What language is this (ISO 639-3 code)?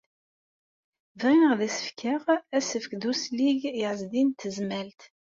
kab